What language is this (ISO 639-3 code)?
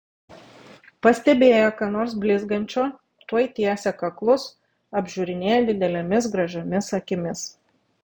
lit